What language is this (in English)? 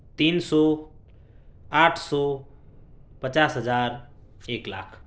Urdu